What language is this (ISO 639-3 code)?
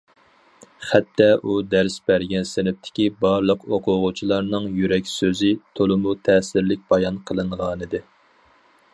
uig